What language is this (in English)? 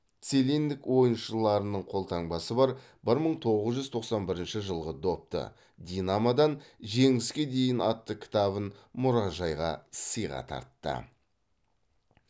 Kazakh